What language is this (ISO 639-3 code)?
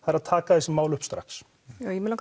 isl